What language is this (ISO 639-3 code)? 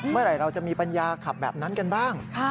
tha